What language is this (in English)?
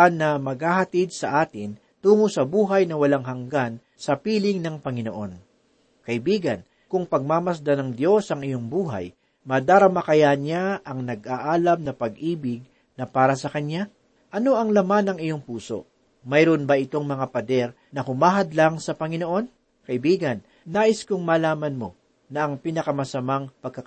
Filipino